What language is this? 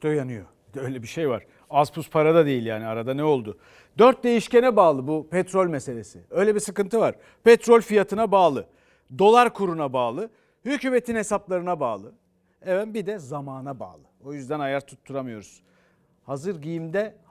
Turkish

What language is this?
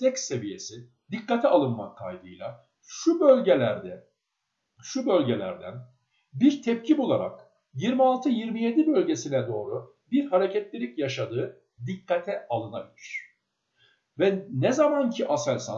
Turkish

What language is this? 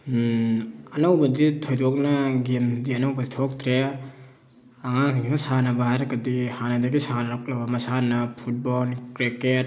Manipuri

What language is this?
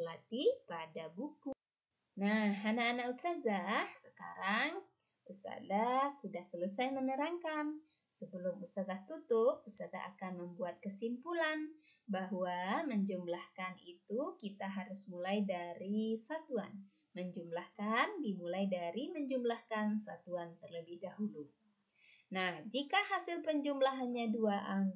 Indonesian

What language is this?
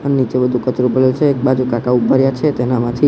Gujarati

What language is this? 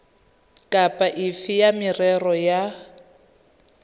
Tswana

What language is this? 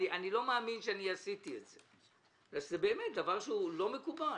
Hebrew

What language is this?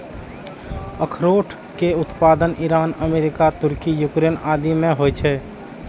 Maithili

